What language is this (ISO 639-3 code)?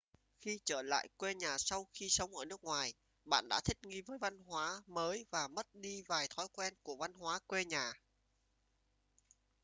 vie